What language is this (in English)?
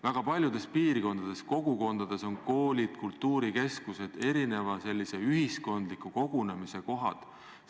Estonian